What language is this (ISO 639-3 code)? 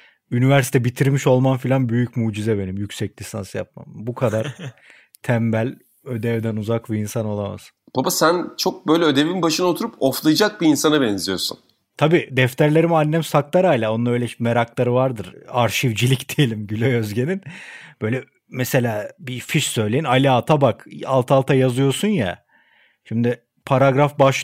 tur